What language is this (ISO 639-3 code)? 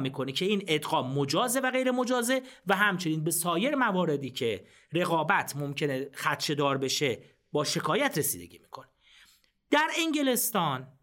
fas